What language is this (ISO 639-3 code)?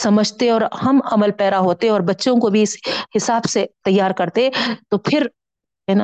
urd